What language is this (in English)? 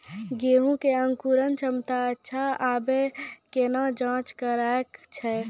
Maithili